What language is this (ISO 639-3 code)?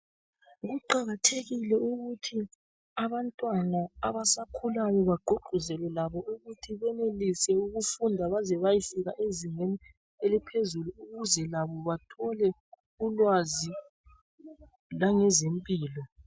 nde